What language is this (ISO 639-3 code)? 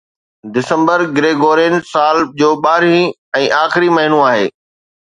snd